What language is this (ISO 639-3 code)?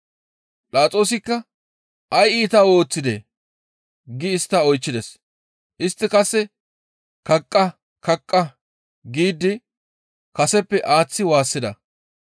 gmv